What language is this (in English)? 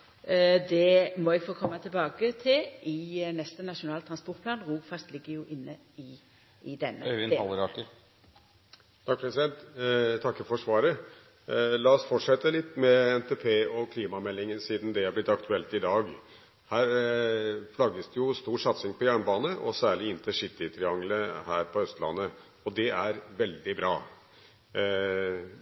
Norwegian